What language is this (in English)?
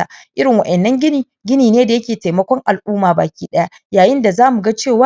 Hausa